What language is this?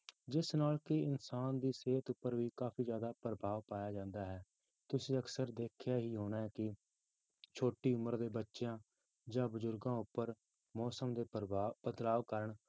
Punjabi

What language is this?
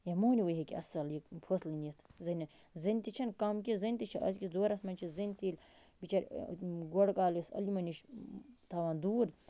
Kashmiri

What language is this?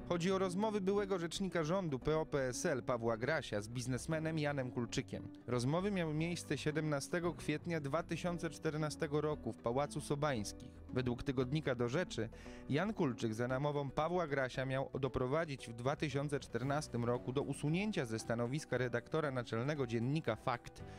Polish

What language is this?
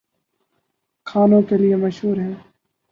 Urdu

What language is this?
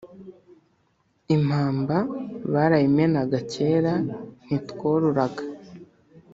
Kinyarwanda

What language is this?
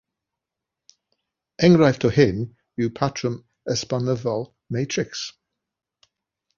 Welsh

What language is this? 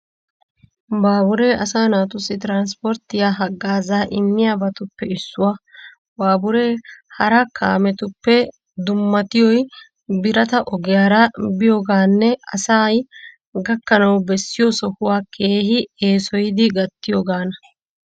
Wolaytta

